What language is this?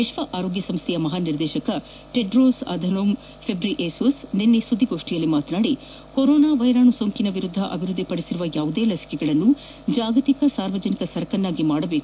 Kannada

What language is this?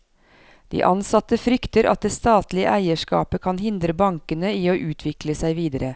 Norwegian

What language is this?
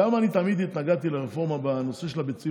Hebrew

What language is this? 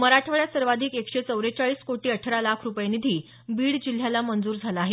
Marathi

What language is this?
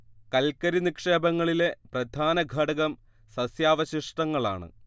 Malayalam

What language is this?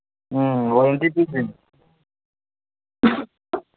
Manipuri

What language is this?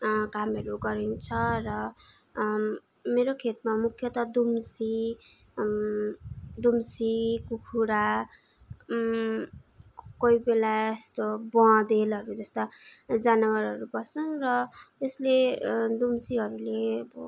Nepali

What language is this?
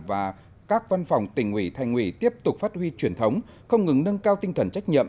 Vietnamese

